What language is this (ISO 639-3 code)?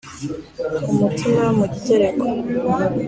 kin